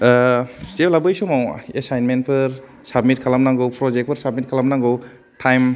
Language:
Bodo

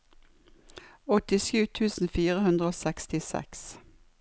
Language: Norwegian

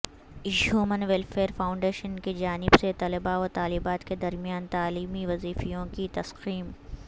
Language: Urdu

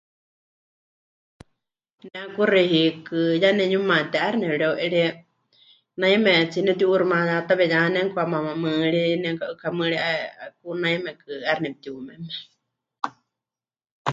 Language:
Huichol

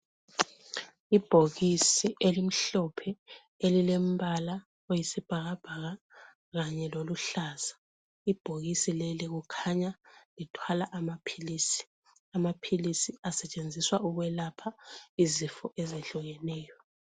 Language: North Ndebele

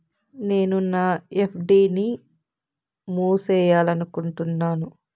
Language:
Telugu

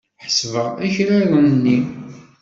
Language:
Kabyle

